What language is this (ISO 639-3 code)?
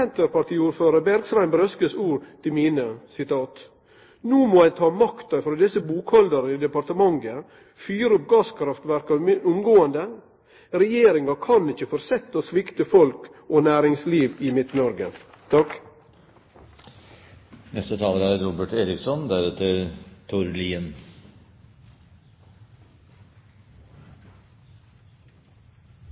nno